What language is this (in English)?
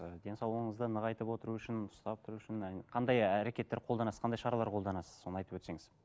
Kazakh